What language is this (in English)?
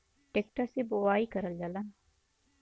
Bhojpuri